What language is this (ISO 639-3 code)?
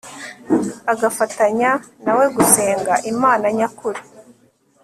kin